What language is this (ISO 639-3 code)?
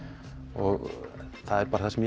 isl